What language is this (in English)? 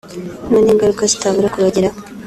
Kinyarwanda